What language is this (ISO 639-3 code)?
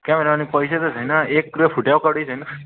nep